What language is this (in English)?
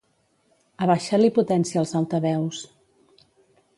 Catalan